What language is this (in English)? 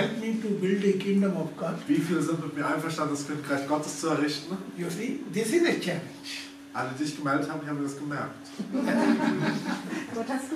German